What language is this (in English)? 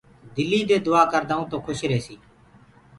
Gurgula